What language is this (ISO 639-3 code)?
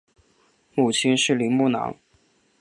zho